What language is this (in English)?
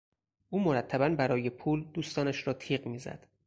Persian